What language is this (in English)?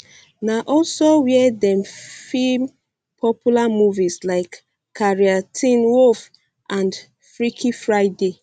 Nigerian Pidgin